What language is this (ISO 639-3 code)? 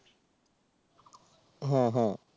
ben